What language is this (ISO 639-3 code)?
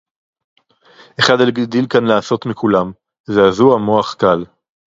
heb